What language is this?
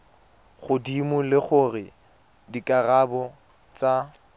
Tswana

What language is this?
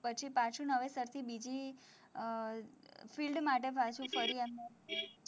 Gujarati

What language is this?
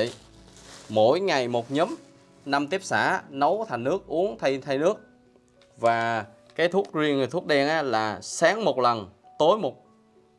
Vietnamese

